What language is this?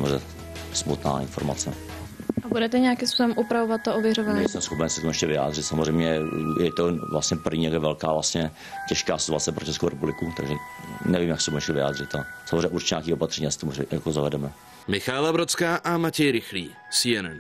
Czech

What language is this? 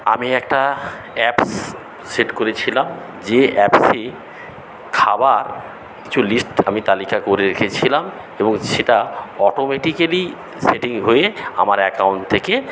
Bangla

